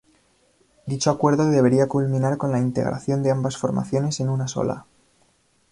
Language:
Spanish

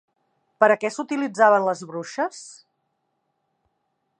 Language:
Catalan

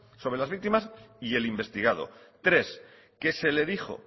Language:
Spanish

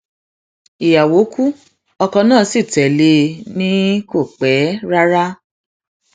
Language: Yoruba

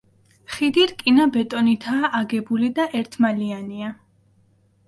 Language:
Georgian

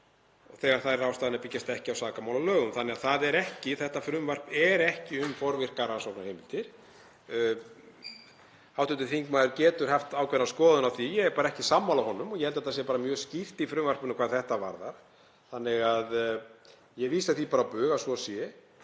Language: Icelandic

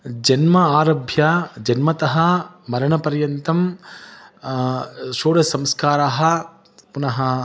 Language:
Sanskrit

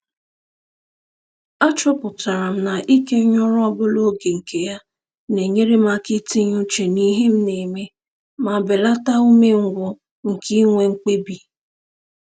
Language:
Igbo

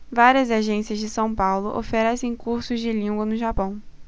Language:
Portuguese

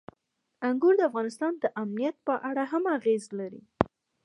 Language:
Pashto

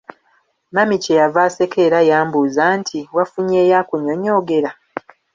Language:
Ganda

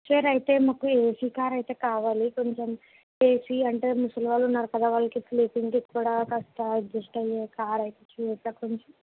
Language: Telugu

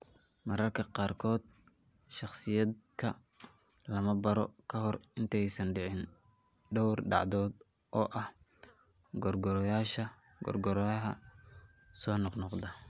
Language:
Somali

